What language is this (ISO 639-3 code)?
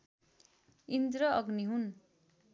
nep